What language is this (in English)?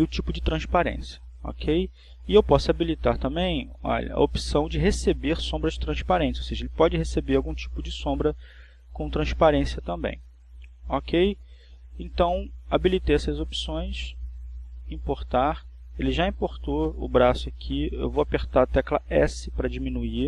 Portuguese